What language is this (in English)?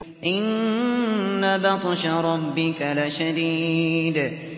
Arabic